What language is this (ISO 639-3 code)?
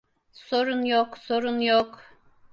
tur